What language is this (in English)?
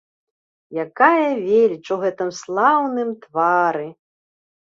Belarusian